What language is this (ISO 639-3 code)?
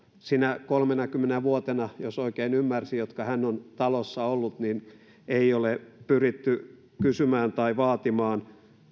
fin